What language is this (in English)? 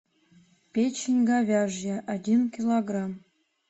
Russian